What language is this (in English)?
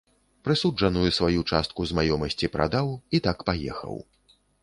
Belarusian